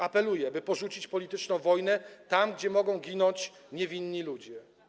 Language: Polish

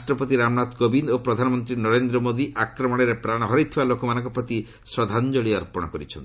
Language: Odia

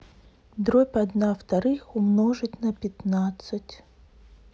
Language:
Russian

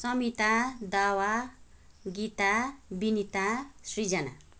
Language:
Nepali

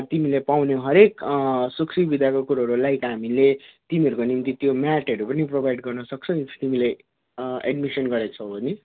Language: Nepali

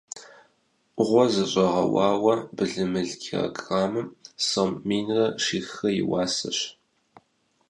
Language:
Kabardian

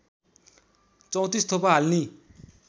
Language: Nepali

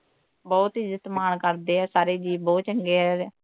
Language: Punjabi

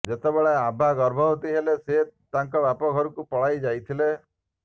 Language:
Odia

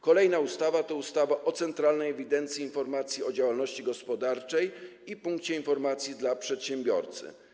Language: Polish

